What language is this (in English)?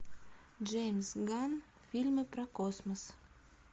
Russian